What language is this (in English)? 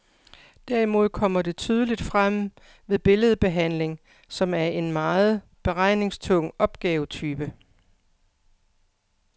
Danish